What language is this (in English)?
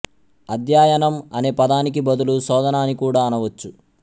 Telugu